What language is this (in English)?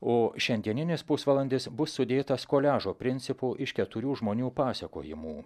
Lithuanian